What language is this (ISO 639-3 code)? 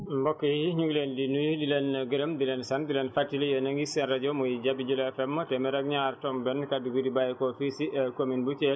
wol